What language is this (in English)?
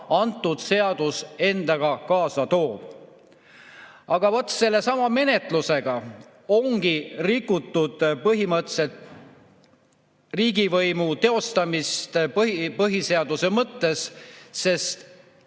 Estonian